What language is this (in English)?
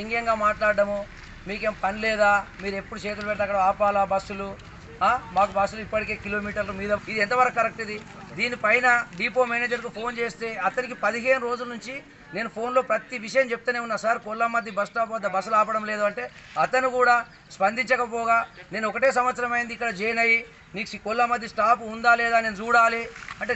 Telugu